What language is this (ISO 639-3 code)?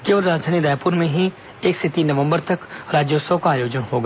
hin